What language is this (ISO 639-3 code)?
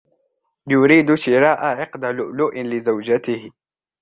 ara